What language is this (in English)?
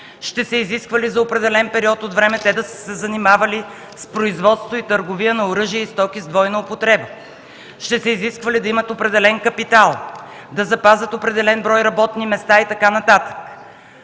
Bulgarian